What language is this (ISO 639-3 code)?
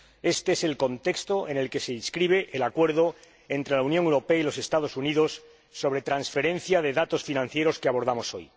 spa